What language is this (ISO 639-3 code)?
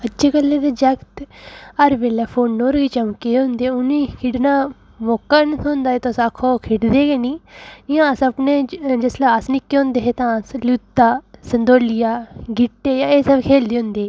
doi